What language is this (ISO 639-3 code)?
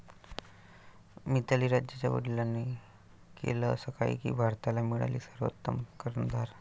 mar